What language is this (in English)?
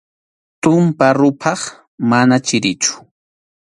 Arequipa-La Unión Quechua